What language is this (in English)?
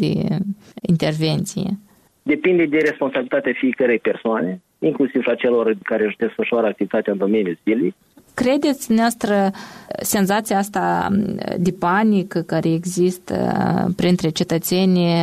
Romanian